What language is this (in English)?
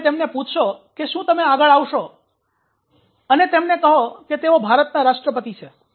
Gujarati